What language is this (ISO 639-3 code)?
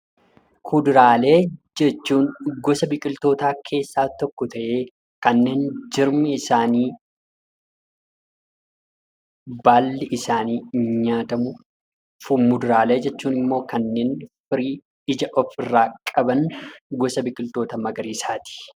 orm